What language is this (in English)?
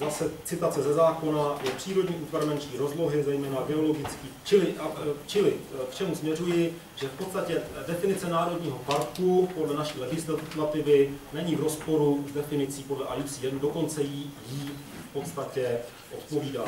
Czech